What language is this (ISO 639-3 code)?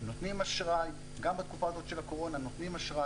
heb